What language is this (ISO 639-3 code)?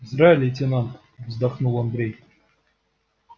rus